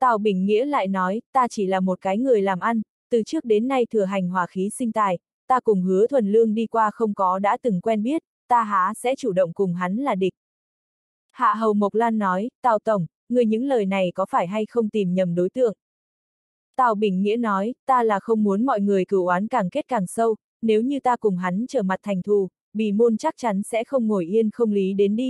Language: Vietnamese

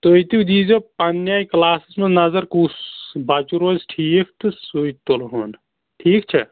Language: Kashmiri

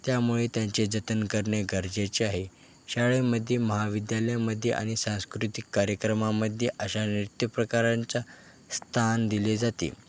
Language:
Marathi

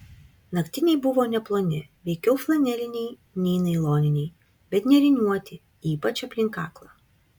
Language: Lithuanian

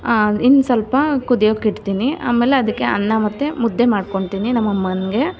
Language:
Kannada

